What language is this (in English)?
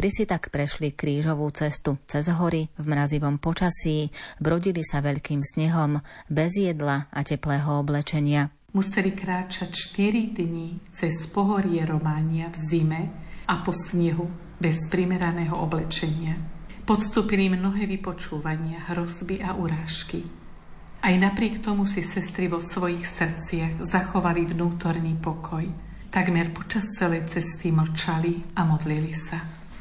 Slovak